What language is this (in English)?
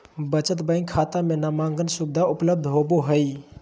Magahi